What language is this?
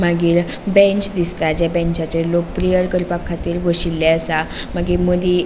Konkani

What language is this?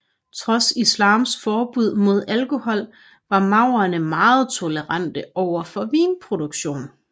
Danish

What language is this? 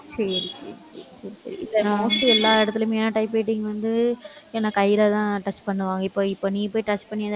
Tamil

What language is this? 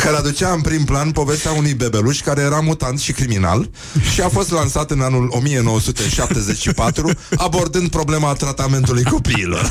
Romanian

